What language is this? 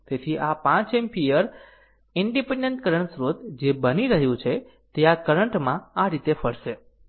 Gujarati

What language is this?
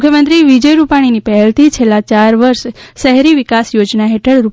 Gujarati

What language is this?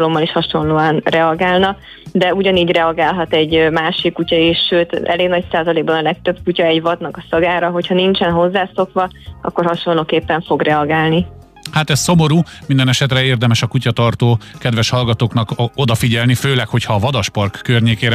Hungarian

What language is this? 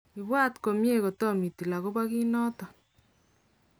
Kalenjin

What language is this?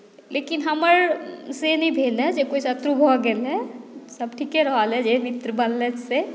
Maithili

